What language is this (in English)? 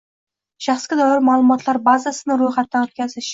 Uzbek